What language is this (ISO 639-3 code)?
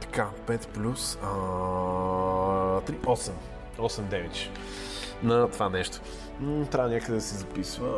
bul